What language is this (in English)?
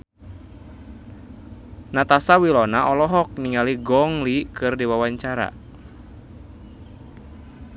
Sundanese